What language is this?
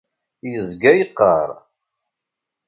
Kabyle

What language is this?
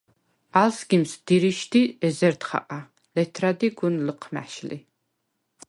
Svan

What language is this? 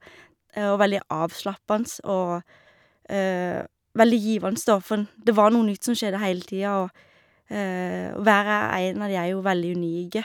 Norwegian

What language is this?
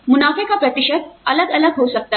Hindi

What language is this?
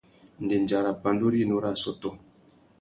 Tuki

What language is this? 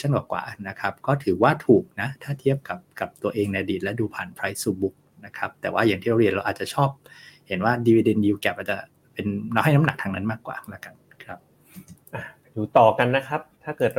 Thai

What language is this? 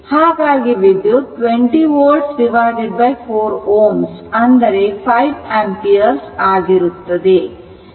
Kannada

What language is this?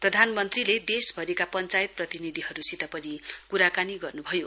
Nepali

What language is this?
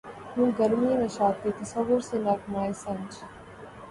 Urdu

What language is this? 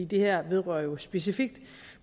Danish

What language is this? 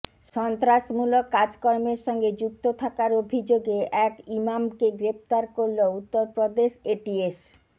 Bangla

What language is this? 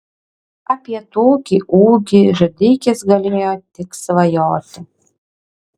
Lithuanian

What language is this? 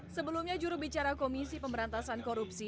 Indonesian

